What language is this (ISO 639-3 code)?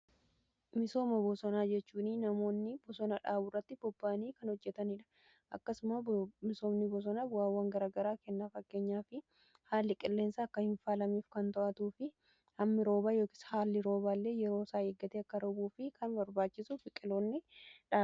orm